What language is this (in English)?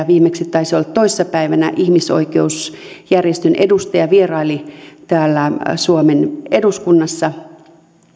Finnish